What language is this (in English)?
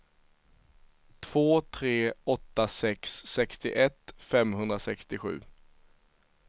Swedish